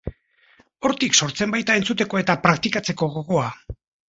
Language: Basque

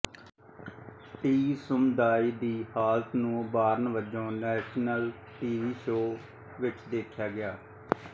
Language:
Punjabi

